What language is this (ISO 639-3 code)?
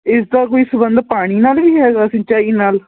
pan